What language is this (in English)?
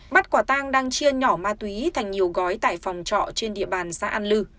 Vietnamese